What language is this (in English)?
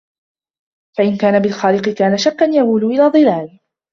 Arabic